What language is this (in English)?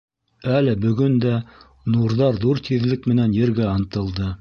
Bashkir